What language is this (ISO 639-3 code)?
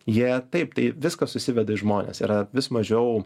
lit